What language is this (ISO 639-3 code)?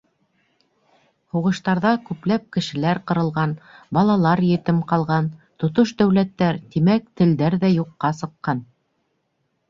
bak